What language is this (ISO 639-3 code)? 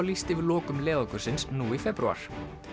isl